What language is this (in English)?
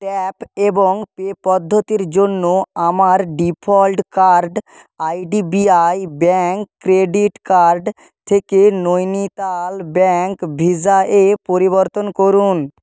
Bangla